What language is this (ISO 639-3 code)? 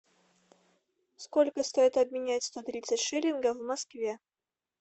rus